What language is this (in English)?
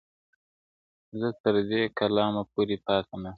Pashto